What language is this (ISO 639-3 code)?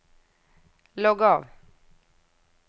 nor